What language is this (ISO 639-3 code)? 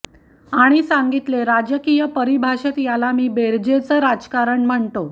mar